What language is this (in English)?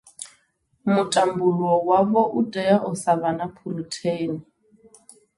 Venda